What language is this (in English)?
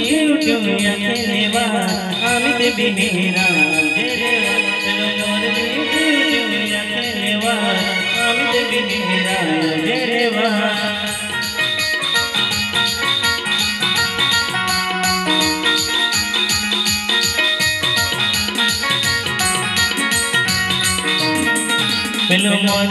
Arabic